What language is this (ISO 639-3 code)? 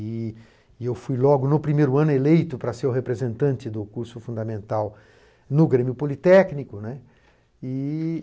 por